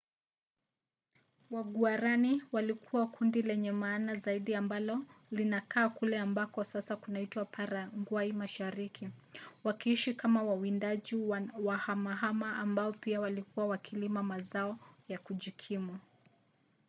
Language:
Swahili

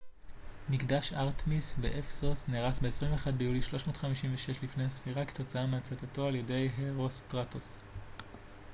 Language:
Hebrew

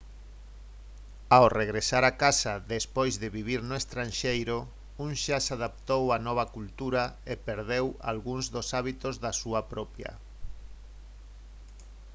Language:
Galician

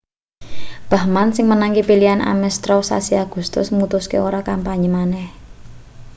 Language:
Javanese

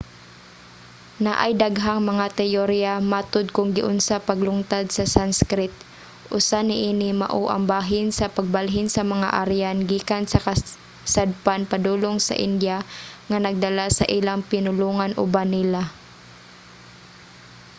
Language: Cebuano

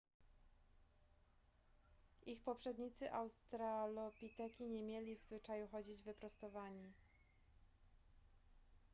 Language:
Polish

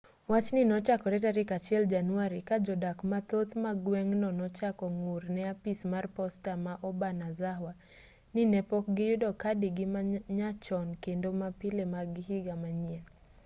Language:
Luo (Kenya and Tanzania)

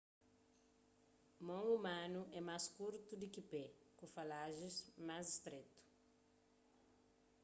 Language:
Kabuverdianu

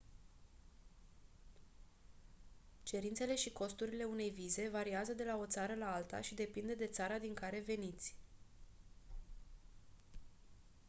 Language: Romanian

